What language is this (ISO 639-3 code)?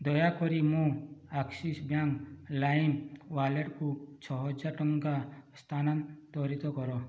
ori